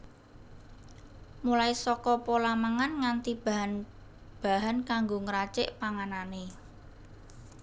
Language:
Javanese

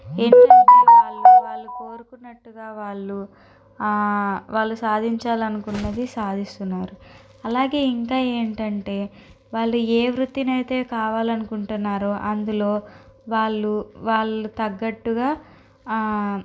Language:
Telugu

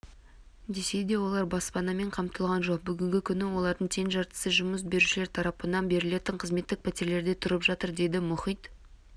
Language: Kazakh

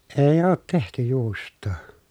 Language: Finnish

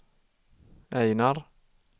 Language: Swedish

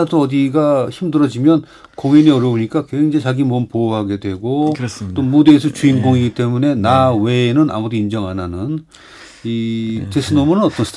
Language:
Korean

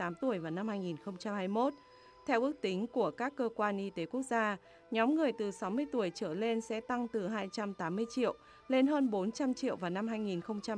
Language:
Vietnamese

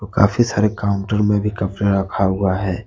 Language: Hindi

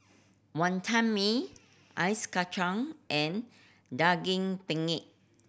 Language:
English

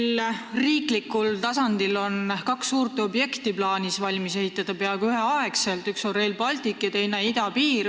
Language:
Estonian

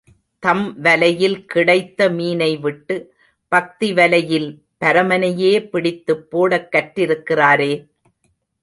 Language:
Tamil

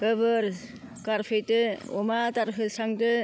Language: Bodo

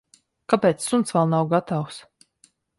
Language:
Latvian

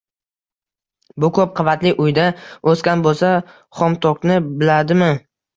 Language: Uzbek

